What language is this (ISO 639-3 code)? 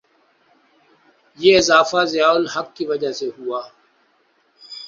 urd